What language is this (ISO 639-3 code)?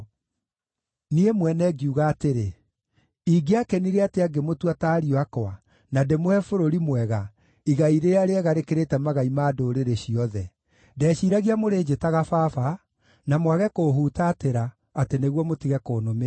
kik